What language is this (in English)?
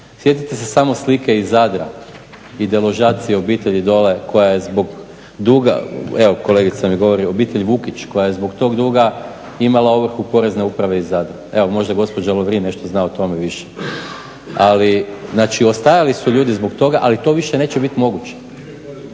Croatian